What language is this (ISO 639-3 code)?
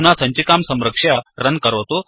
san